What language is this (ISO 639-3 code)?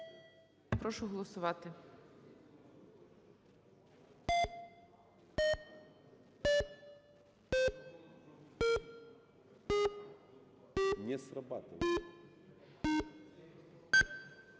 ukr